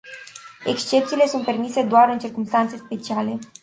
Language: Romanian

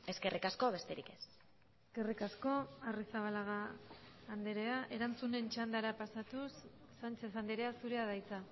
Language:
Basque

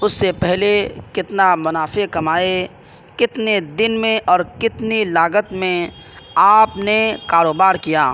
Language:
Urdu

